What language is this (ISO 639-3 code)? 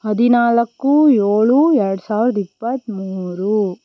kan